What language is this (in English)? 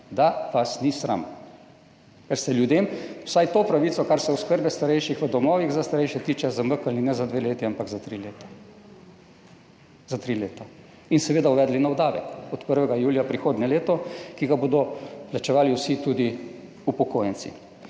Slovenian